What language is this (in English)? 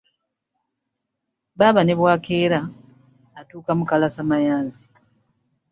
Ganda